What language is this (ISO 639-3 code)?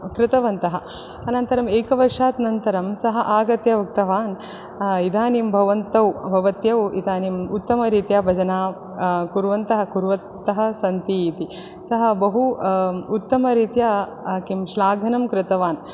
san